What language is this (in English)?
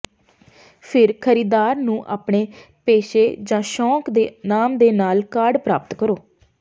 Punjabi